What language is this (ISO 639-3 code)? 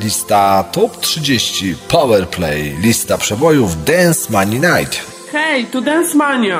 pol